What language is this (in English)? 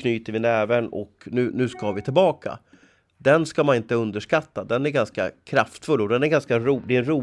Swedish